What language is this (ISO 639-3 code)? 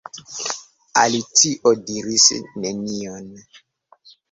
epo